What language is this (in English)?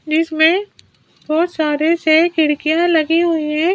Hindi